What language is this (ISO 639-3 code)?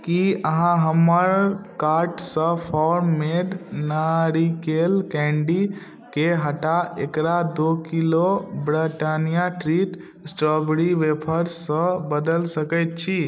mai